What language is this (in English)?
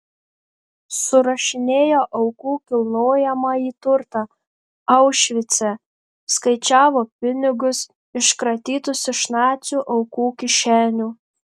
Lithuanian